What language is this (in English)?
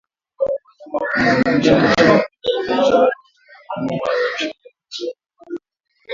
Swahili